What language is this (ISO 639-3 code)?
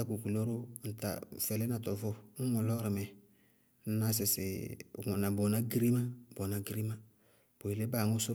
bqg